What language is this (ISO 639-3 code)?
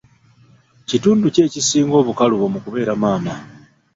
lug